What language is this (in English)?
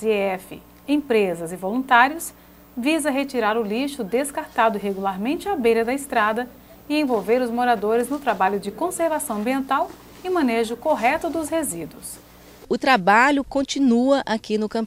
Portuguese